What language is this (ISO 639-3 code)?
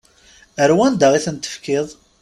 kab